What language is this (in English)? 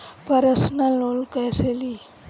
Bhojpuri